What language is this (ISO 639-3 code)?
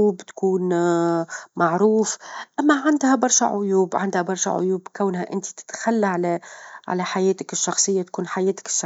aeb